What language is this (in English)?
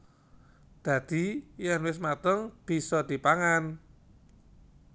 Javanese